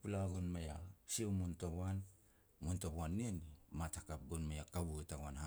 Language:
Petats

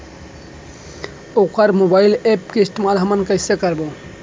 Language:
Chhattisgarhi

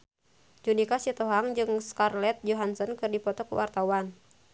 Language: Sundanese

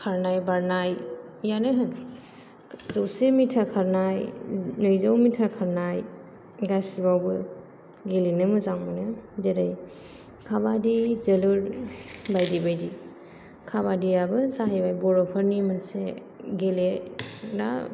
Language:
Bodo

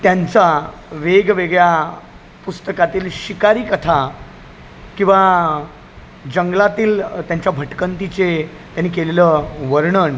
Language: Marathi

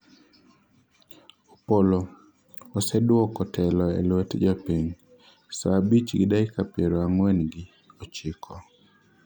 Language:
Luo (Kenya and Tanzania)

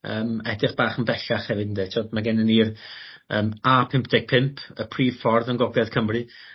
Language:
Welsh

